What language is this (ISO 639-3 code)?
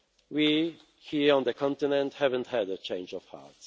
eng